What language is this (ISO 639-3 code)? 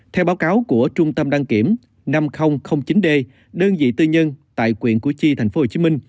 vie